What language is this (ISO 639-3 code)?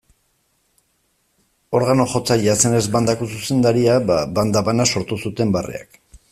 eus